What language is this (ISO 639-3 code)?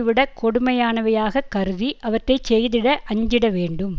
tam